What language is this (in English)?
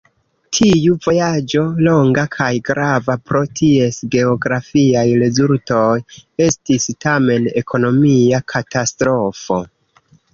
Esperanto